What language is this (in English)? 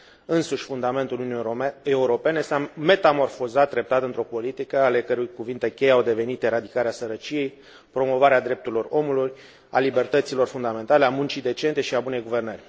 Romanian